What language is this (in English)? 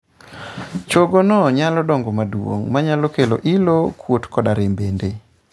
Luo (Kenya and Tanzania)